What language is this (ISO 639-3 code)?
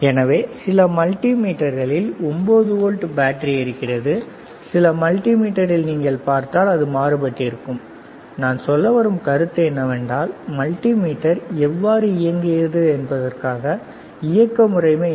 tam